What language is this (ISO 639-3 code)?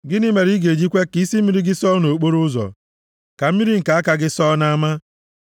ibo